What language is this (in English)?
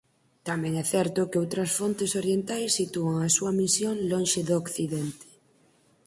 Galician